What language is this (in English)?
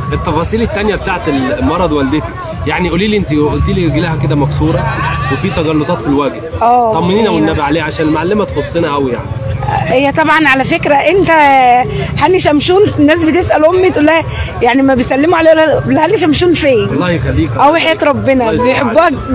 Arabic